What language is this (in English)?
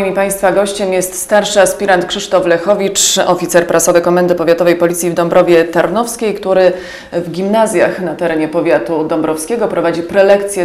Polish